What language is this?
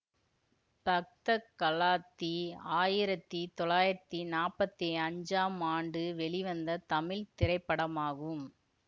Tamil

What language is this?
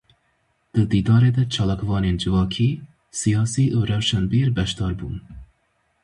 Kurdish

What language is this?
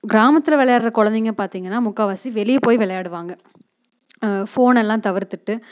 Tamil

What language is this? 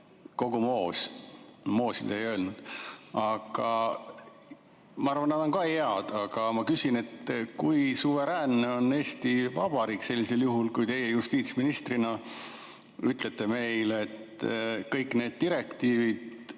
Estonian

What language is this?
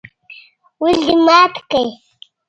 Pashto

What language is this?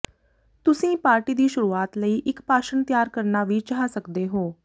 Punjabi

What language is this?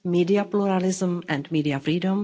English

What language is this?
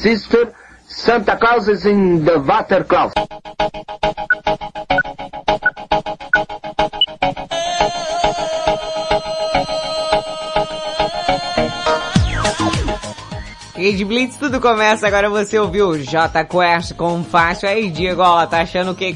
Portuguese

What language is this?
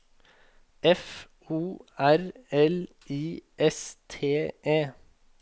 Norwegian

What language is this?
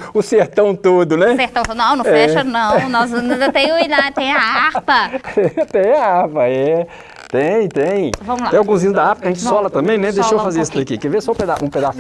Portuguese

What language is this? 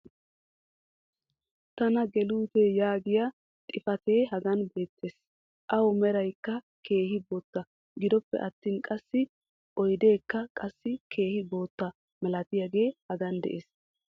Wolaytta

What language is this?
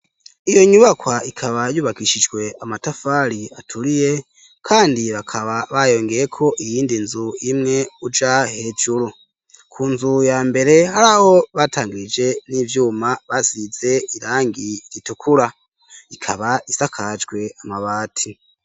Rundi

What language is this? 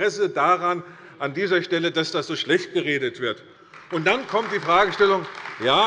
German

